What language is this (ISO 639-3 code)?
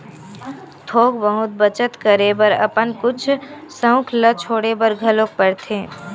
hne